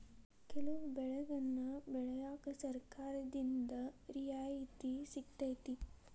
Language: Kannada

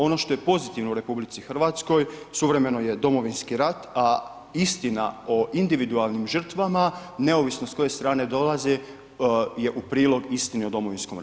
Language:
Croatian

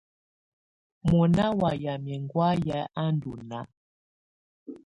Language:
Tunen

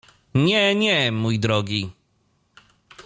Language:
Polish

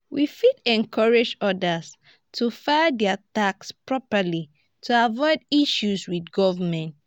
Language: Nigerian Pidgin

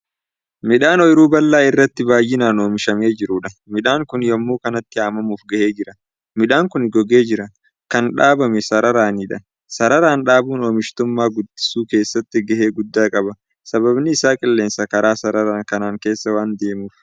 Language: Oromo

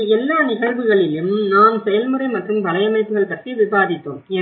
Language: Tamil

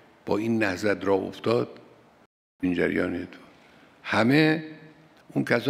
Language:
Persian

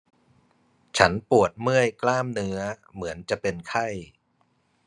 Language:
Thai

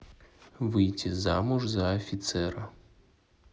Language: Russian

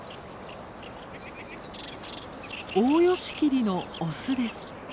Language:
Japanese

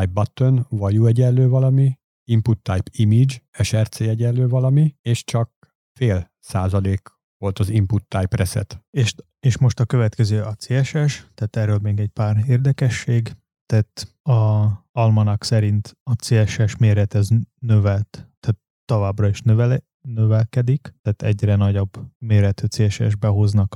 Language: Hungarian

